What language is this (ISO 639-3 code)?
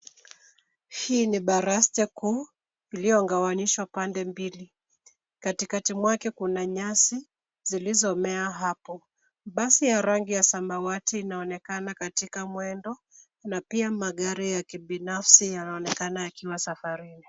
swa